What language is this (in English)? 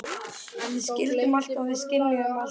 Icelandic